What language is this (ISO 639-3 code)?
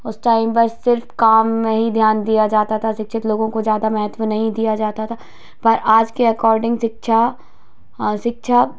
hin